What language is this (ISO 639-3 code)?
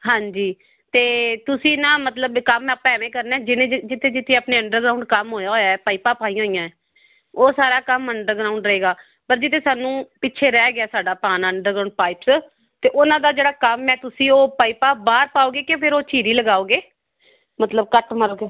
pan